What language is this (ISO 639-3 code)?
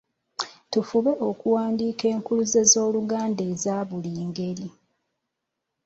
lug